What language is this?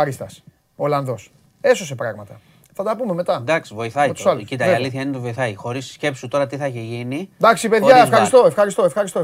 Greek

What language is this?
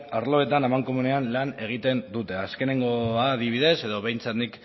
Basque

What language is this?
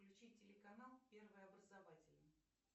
Russian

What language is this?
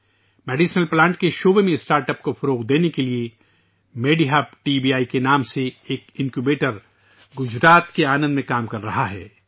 Urdu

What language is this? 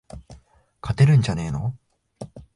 Japanese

